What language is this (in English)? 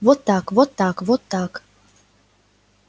Russian